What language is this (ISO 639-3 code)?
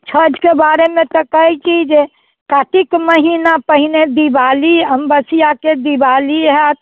mai